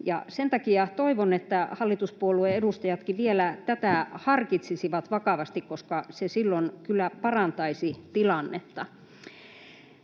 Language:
Finnish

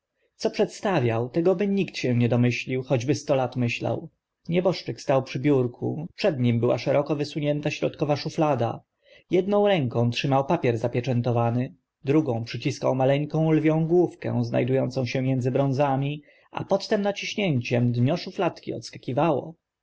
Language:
Polish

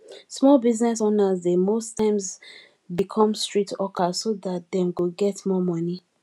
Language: Nigerian Pidgin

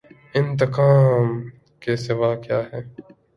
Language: Urdu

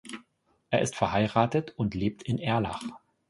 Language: German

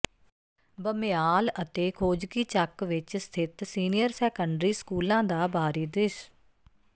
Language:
Punjabi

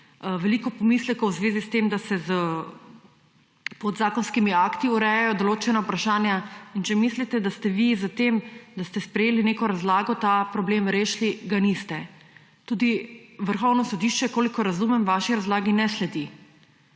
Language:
Slovenian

